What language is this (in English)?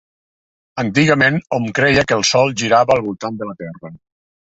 Catalan